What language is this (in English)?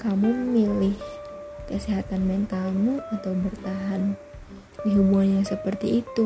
Indonesian